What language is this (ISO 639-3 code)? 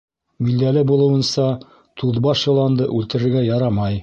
bak